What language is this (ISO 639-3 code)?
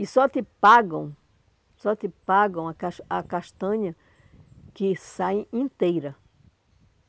por